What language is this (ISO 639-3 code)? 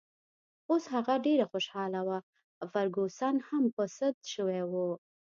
pus